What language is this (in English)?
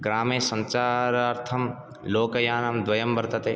Sanskrit